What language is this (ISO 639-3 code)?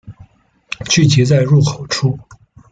zho